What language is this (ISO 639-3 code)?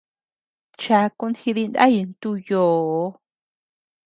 cux